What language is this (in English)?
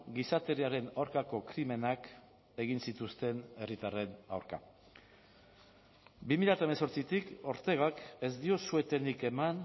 Basque